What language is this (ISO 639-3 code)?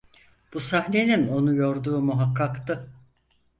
tur